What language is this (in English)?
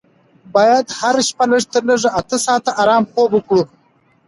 Pashto